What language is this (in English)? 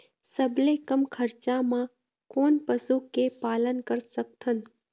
Chhattisgarhi